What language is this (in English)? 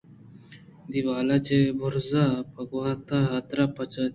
Eastern Balochi